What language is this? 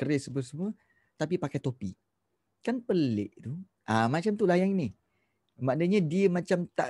Malay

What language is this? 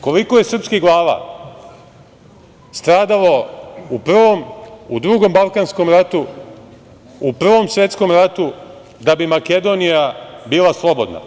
Serbian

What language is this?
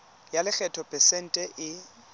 Tswana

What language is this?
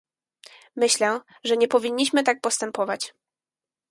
Polish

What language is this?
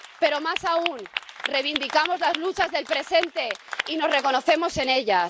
Spanish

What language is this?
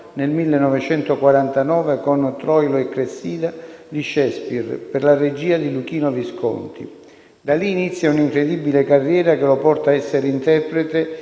Italian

